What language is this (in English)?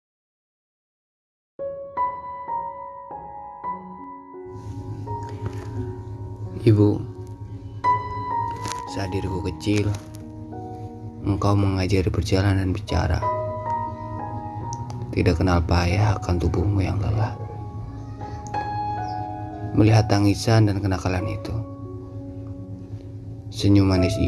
Indonesian